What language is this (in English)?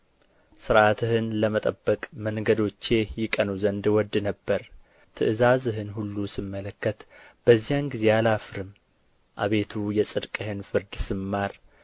Amharic